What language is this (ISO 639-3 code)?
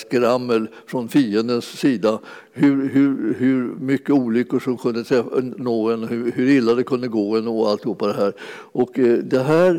swe